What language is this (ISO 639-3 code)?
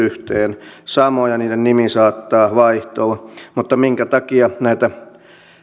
fin